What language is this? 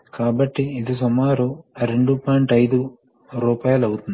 Telugu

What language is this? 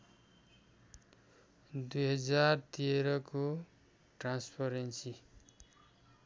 Nepali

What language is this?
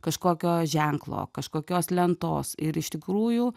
Lithuanian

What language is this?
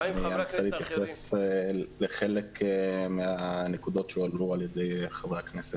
Hebrew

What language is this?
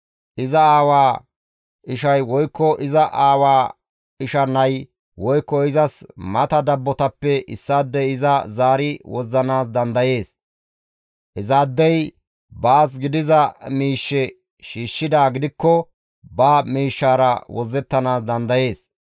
Gamo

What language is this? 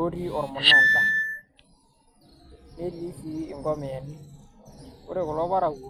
Masai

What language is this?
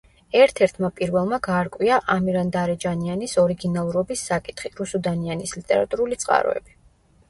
Georgian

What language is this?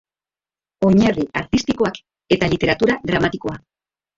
Basque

